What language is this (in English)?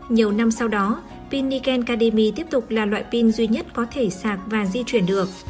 Vietnamese